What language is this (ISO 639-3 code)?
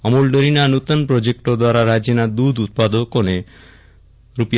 guj